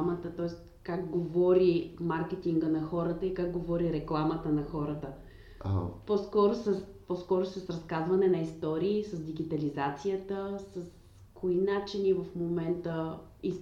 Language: Bulgarian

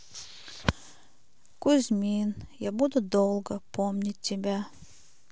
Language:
Russian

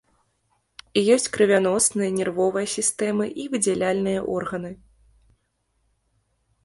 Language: Belarusian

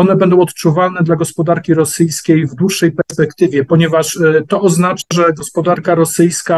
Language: Polish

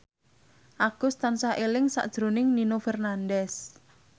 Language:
Javanese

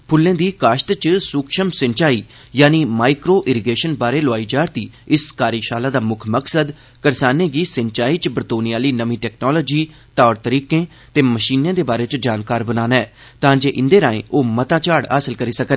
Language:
Dogri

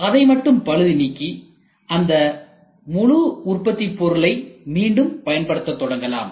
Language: Tamil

